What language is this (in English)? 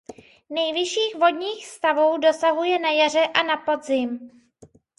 Czech